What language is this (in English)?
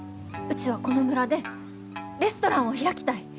Japanese